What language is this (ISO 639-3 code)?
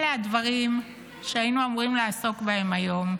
heb